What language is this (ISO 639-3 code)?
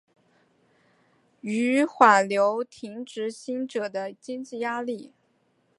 zho